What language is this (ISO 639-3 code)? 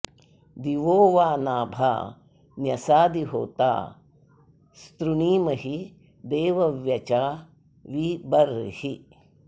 san